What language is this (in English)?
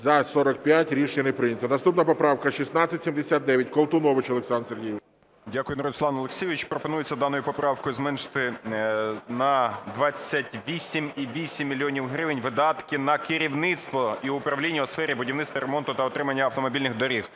Ukrainian